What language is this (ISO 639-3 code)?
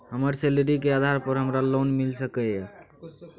mai